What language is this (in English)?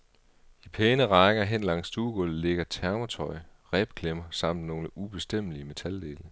Danish